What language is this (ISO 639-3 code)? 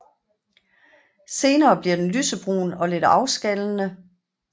dan